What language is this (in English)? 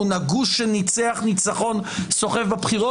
Hebrew